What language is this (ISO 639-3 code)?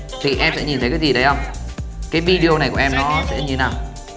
vie